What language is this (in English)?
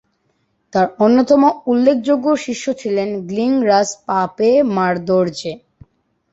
Bangla